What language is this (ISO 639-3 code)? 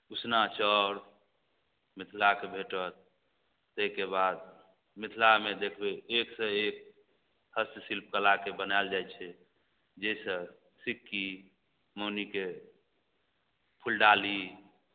mai